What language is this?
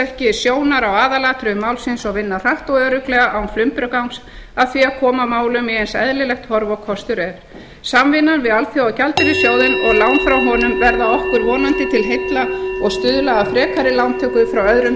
Icelandic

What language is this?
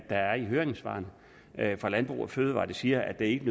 Danish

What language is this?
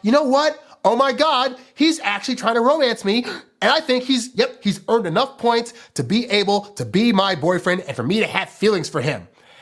English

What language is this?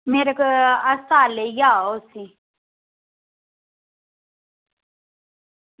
Dogri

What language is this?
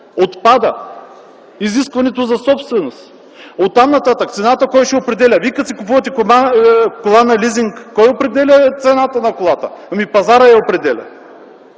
Bulgarian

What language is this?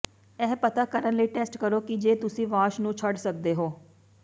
Punjabi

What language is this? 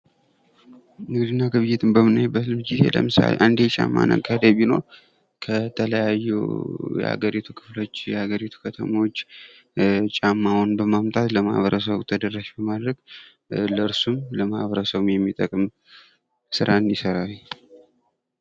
Amharic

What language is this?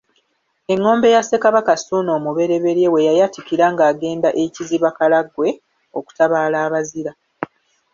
Ganda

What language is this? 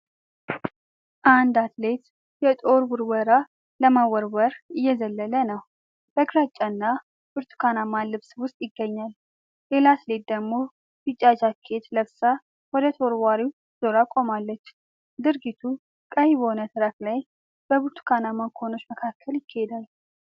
Amharic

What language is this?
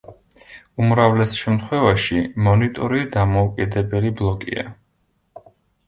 Georgian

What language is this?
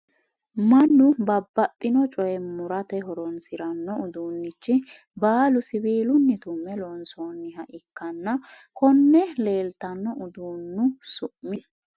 Sidamo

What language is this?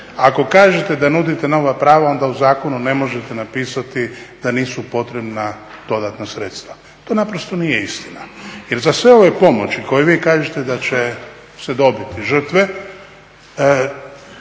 Croatian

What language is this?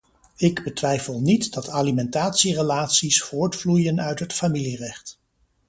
Dutch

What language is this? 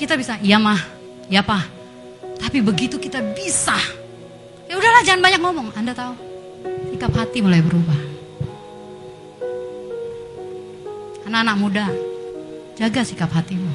Indonesian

